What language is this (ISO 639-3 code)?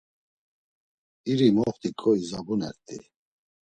lzz